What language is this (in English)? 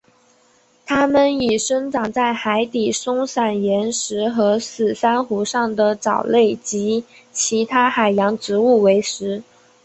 Chinese